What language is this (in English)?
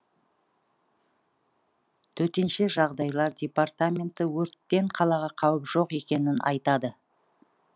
Kazakh